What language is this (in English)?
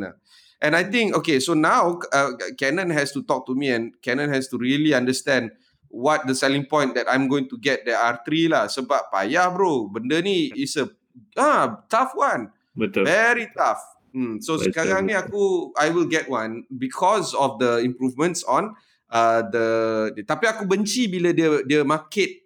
Malay